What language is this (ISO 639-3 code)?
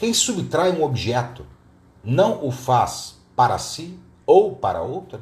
por